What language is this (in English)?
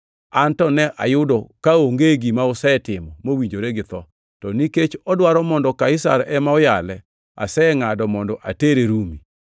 Luo (Kenya and Tanzania)